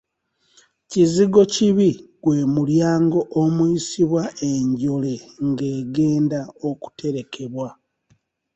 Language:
Ganda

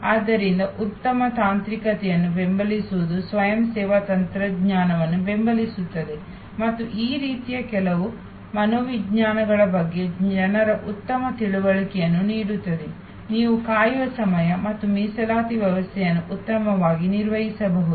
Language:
Kannada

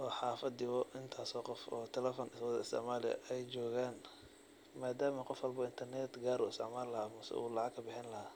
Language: Somali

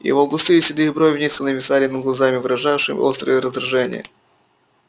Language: Russian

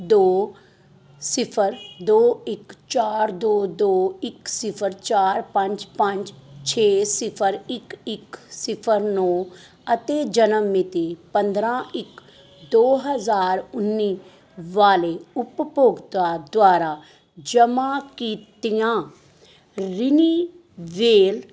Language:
Punjabi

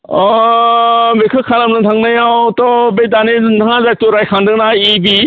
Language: Bodo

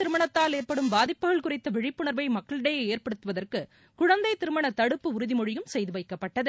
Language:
Tamil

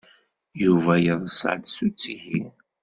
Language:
Kabyle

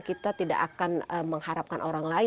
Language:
Indonesian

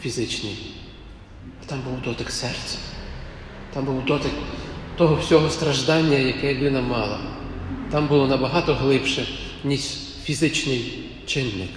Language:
Ukrainian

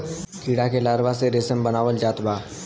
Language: Bhojpuri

